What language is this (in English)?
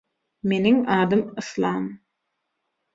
Turkmen